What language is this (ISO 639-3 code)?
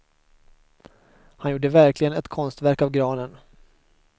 swe